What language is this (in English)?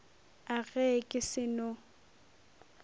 Northern Sotho